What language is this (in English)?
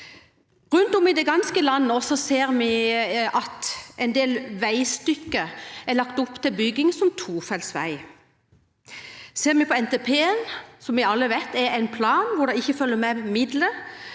Norwegian